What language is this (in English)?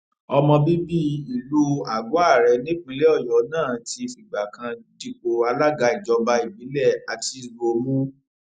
Yoruba